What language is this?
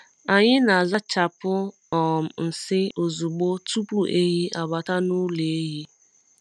Igbo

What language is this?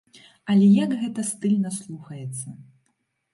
Belarusian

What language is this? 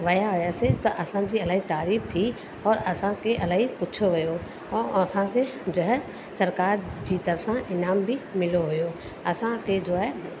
Sindhi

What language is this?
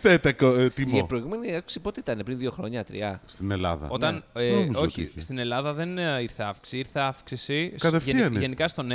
Greek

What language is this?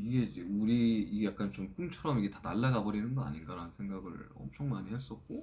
Korean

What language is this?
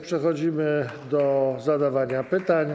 Polish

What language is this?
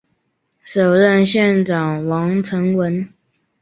Chinese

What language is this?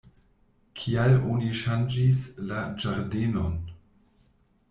Esperanto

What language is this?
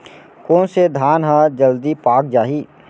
Chhattisgarhi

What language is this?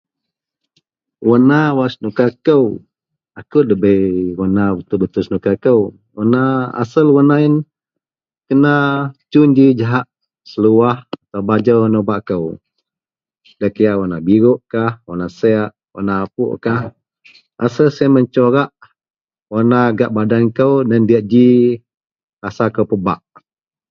Central Melanau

